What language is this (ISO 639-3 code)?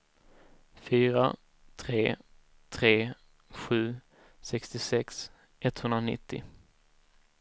swe